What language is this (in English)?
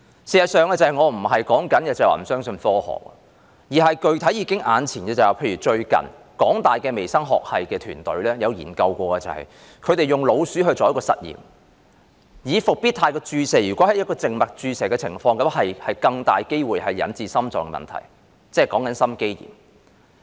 Cantonese